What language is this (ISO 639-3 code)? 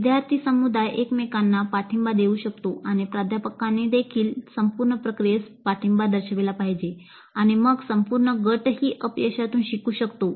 mar